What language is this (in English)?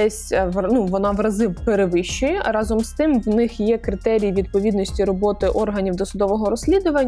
Ukrainian